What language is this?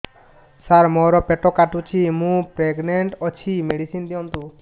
Odia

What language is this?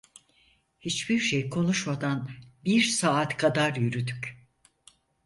Turkish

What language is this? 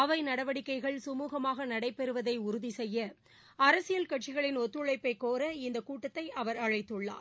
Tamil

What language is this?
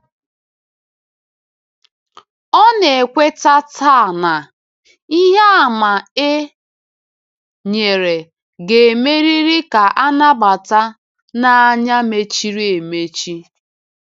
Igbo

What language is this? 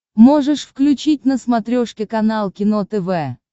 Russian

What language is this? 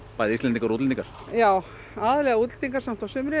Icelandic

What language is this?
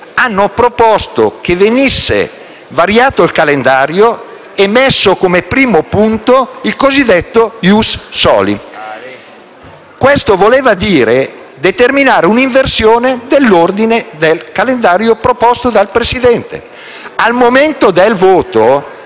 Italian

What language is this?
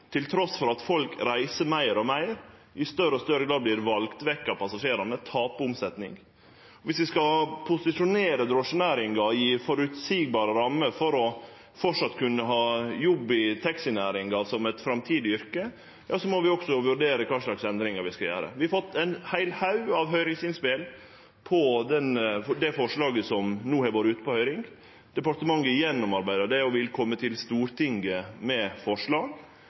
Norwegian Nynorsk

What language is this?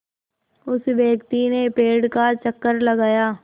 Hindi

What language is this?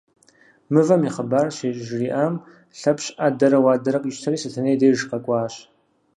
Kabardian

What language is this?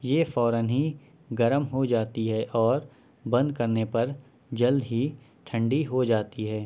Urdu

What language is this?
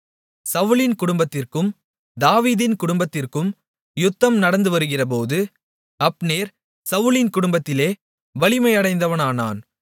Tamil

